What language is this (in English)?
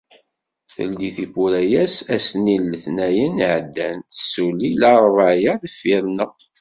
Kabyle